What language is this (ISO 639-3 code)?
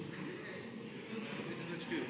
slv